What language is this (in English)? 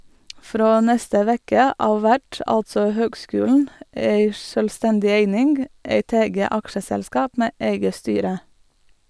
Norwegian